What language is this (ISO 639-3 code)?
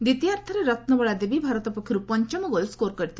ori